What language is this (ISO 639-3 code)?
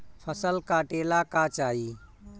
bho